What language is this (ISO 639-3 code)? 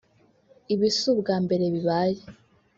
kin